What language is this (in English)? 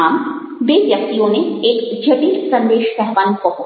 Gujarati